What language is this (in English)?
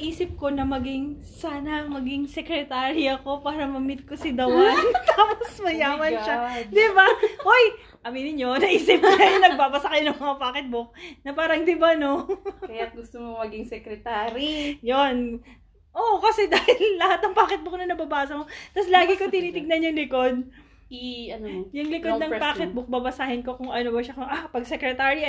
Filipino